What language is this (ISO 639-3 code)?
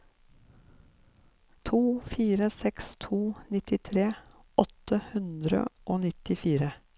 nor